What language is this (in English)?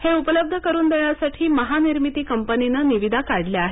Marathi